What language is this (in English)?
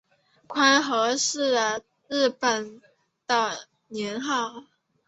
Chinese